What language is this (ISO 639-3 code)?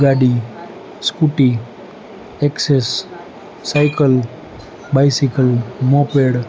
guj